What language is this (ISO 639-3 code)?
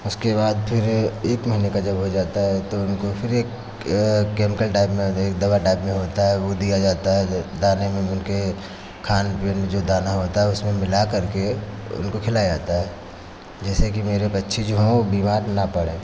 hin